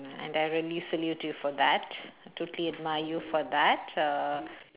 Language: English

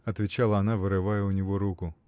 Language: Russian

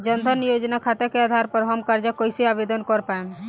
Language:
Bhojpuri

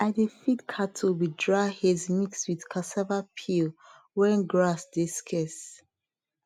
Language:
Nigerian Pidgin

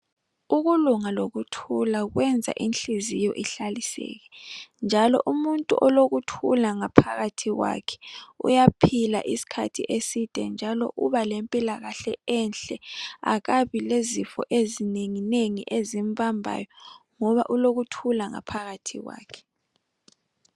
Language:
North Ndebele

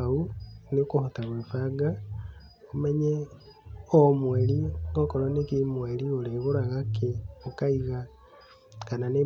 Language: Kikuyu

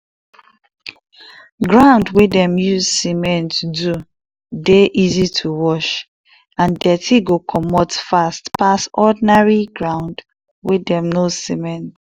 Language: Nigerian Pidgin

